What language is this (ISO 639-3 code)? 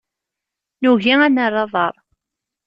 kab